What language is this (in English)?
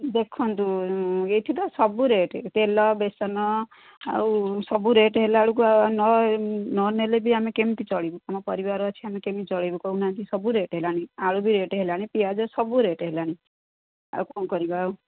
Odia